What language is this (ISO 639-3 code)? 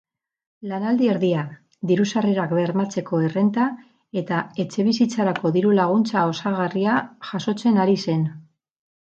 eus